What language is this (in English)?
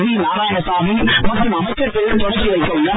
Tamil